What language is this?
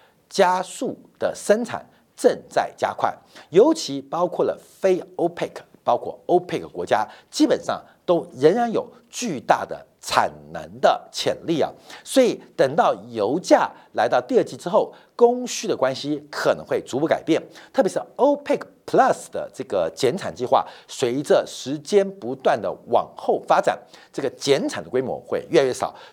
Chinese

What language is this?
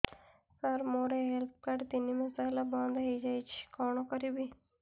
Odia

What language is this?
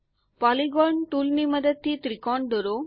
Gujarati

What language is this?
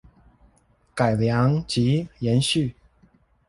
Chinese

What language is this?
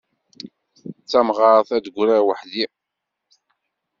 Kabyle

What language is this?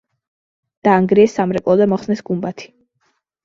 Georgian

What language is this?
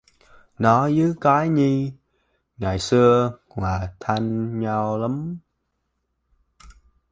Vietnamese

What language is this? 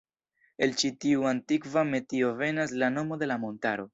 Esperanto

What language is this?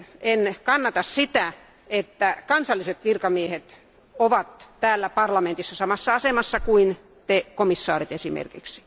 Finnish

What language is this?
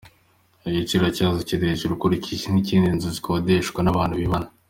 Kinyarwanda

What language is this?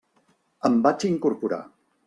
Catalan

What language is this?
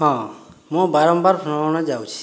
Odia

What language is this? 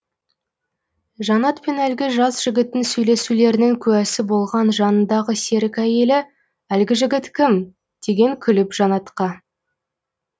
Kazakh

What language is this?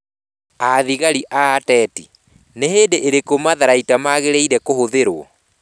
Kikuyu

